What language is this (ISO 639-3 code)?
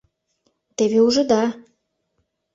chm